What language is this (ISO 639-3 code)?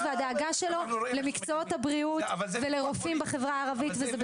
heb